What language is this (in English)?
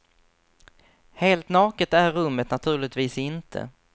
Swedish